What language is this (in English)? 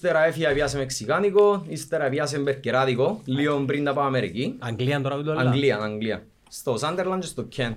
Greek